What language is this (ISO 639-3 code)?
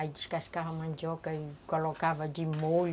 por